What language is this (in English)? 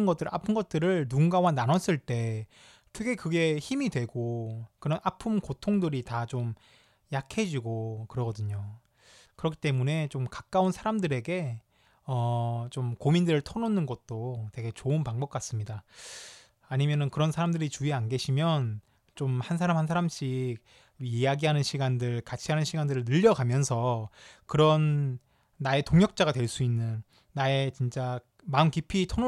Korean